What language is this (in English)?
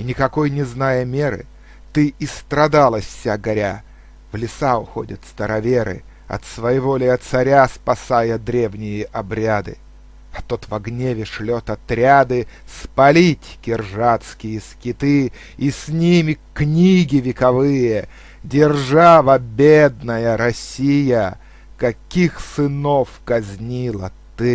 Russian